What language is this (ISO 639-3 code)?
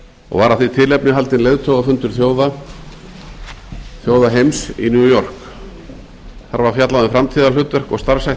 isl